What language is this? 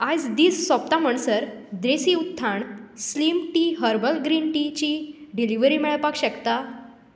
Konkani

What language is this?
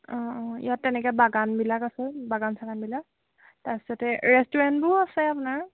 Assamese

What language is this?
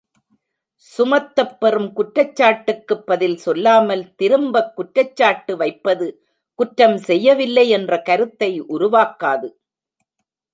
Tamil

